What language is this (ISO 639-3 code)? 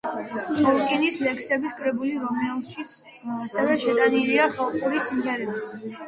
kat